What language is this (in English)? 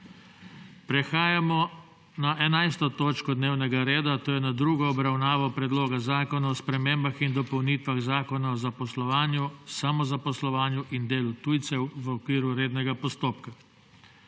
Slovenian